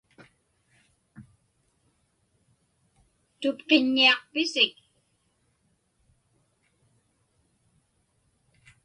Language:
Inupiaq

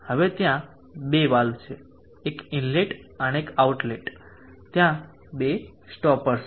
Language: Gujarati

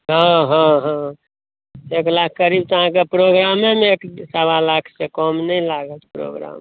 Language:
Maithili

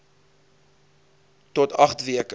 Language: Afrikaans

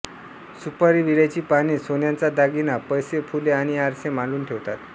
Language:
Marathi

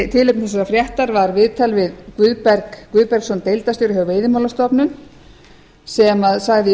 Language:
Icelandic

